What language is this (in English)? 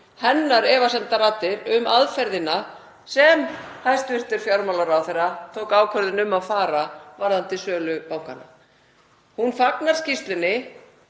Icelandic